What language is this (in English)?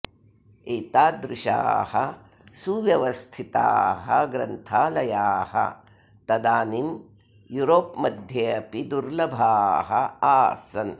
Sanskrit